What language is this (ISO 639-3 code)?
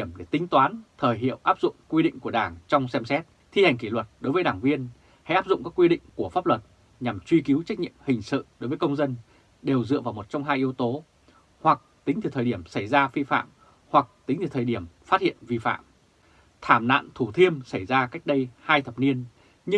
vie